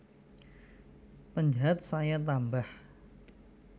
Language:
Javanese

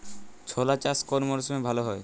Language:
Bangla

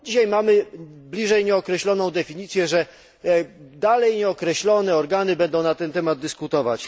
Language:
Polish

